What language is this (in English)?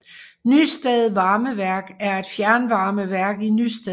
Danish